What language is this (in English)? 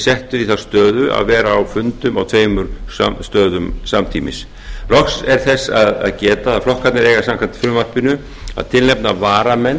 Icelandic